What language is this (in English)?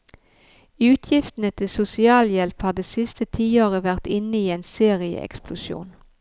Norwegian